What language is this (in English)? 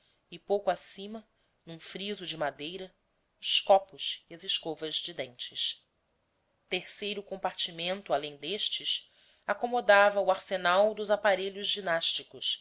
Portuguese